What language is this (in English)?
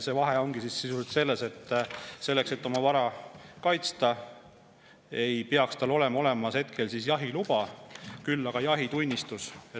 Estonian